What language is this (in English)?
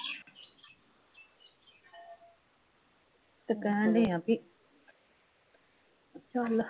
Punjabi